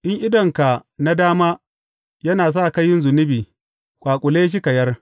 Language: Hausa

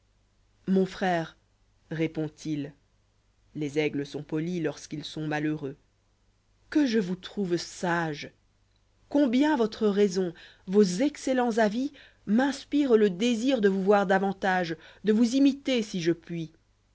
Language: French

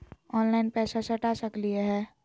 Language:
Magahi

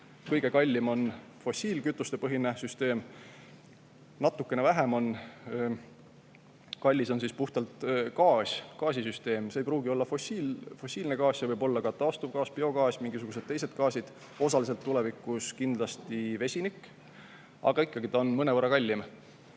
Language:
Estonian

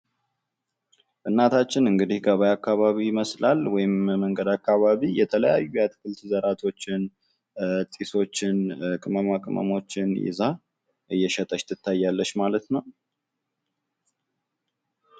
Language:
Amharic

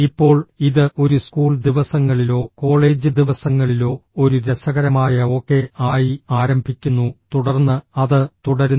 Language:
Malayalam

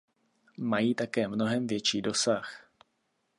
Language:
Czech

